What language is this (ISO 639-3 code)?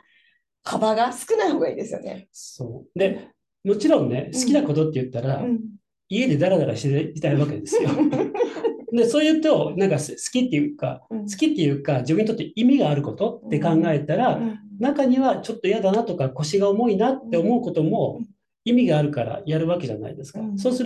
jpn